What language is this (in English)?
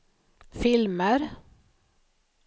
Swedish